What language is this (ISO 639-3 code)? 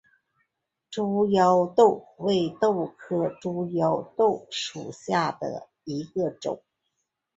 zho